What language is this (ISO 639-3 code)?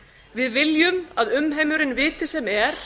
isl